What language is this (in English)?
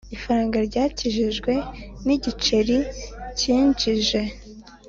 Kinyarwanda